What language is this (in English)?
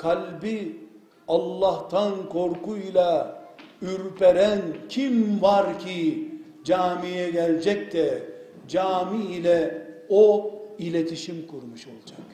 Turkish